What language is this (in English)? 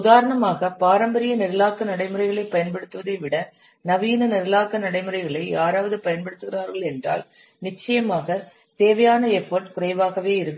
Tamil